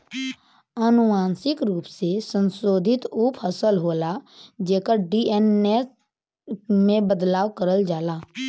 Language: Bhojpuri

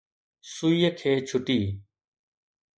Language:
Sindhi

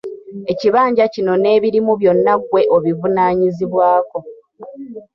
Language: Ganda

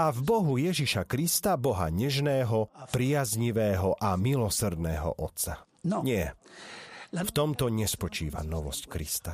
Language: Slovak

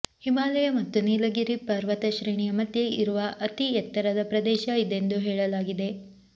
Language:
Kannada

